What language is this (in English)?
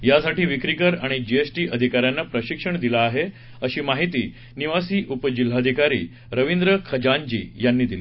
Marathi